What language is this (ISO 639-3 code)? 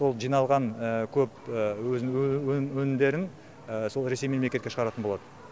kaz